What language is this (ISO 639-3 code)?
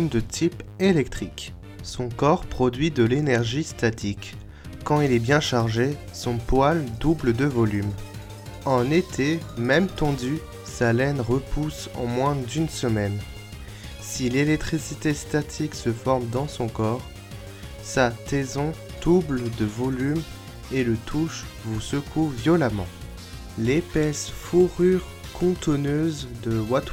fra